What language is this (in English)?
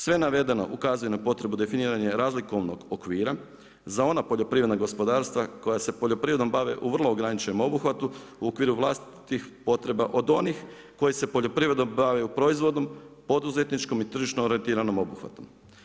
Croatian